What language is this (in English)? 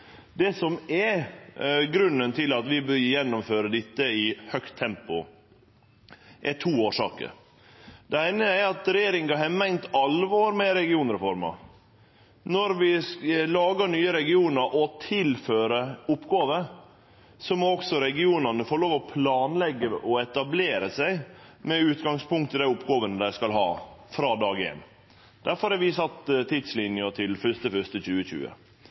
Norwegian Nynorsk